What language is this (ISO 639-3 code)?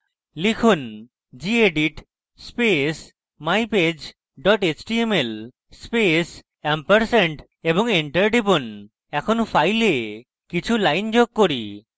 ben